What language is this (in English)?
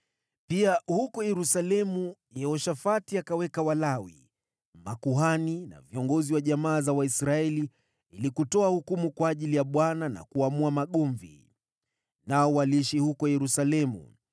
Swahili